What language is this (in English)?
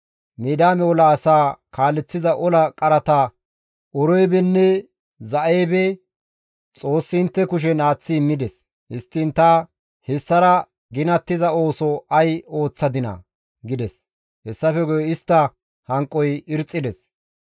Gamo